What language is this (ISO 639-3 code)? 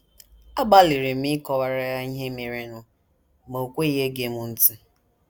ibo